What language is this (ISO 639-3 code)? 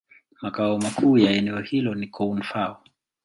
swa